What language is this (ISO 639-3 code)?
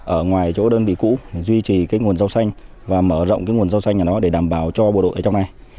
vie